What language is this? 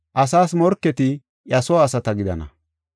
Gofa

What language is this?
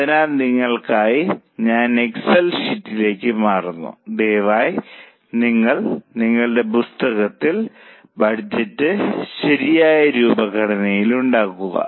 Malayalam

